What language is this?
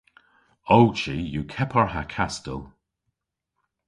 Cornish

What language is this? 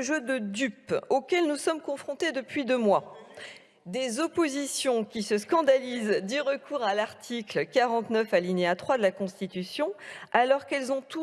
French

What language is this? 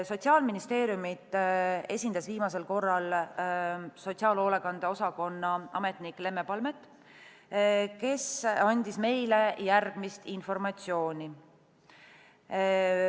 Estonian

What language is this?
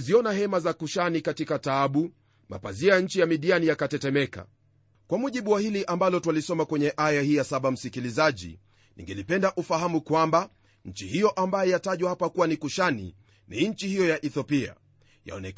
Swahili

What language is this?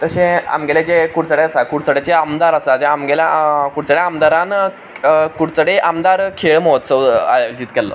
Konkani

